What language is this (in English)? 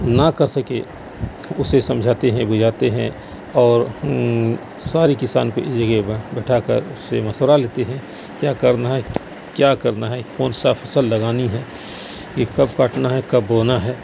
Urdu